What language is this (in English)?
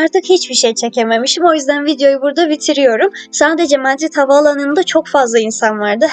Turkish